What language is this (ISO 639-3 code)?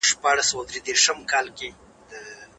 pus